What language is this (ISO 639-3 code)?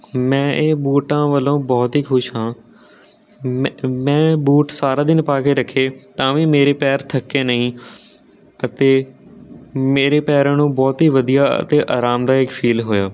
pan